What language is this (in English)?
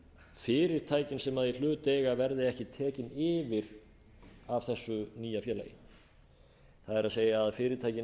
Icelandic